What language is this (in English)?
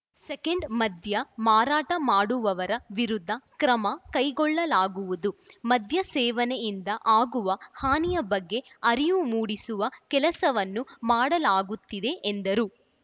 Kannada